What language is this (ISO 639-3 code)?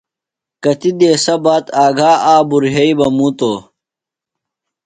phl